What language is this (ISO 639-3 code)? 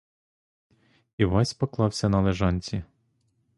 ukr